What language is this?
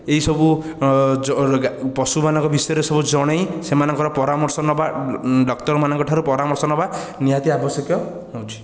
Odia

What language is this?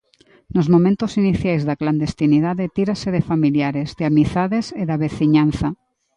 Galician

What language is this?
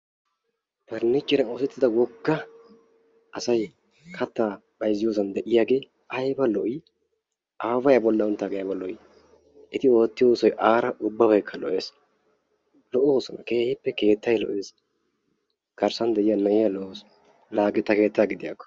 Wolaytta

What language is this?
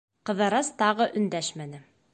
Bashkir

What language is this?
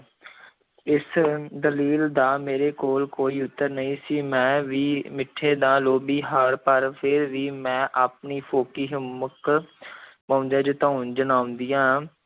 Punjabi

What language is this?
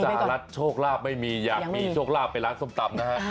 Thai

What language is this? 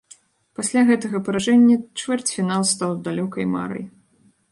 Belarusian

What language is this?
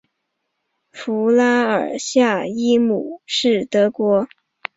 Chinese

